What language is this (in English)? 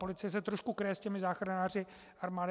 Czech